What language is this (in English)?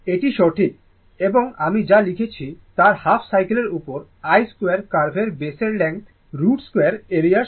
Bangla